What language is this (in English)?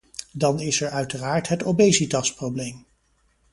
Dutch